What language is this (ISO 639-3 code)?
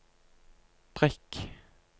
nor